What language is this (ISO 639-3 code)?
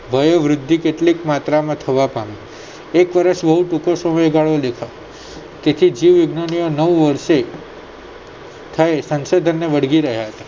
guj